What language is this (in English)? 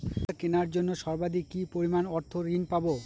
Bangla